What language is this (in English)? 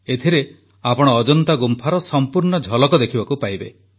Odia